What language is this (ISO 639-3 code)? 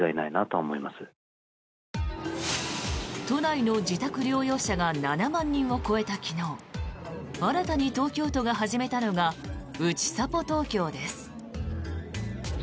jpn